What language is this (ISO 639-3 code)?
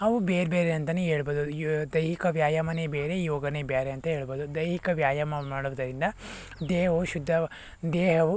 kan